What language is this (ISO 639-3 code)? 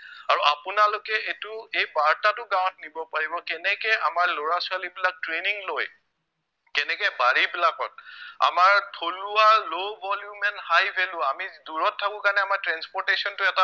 asm